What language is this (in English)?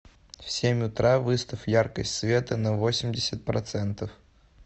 Russian